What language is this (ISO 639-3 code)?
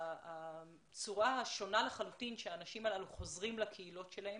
heb